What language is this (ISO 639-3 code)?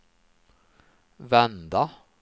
swe